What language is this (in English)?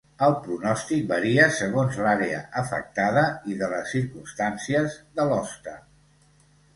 Catalan